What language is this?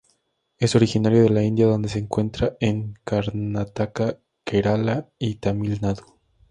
Spanish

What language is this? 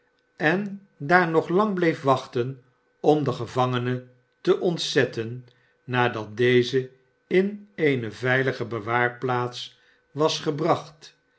Dutch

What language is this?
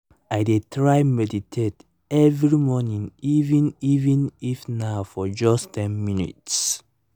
Nigerian Pidgin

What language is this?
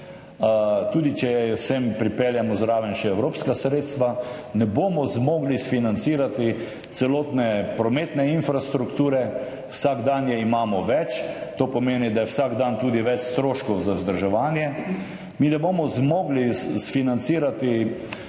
Slovenian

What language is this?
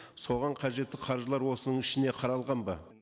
Kazakh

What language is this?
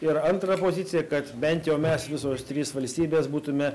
Lithuanian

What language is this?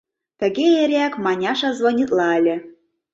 Mari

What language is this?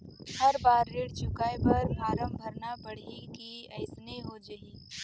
Chhattisgarhi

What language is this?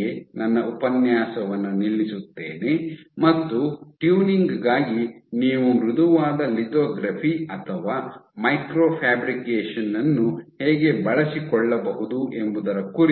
Kannada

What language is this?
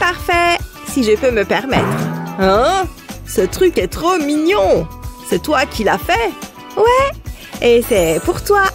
French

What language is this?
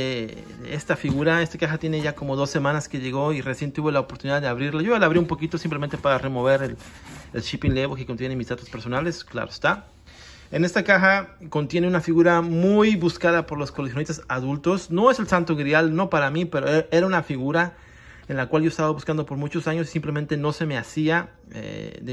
Spanish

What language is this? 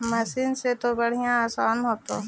Magahi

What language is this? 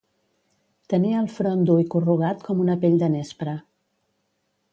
Catalan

